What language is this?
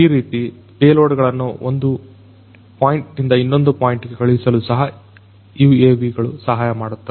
Kannada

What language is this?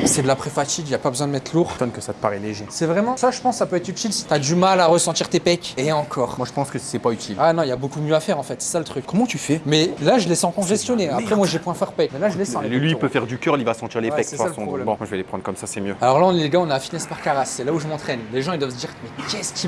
French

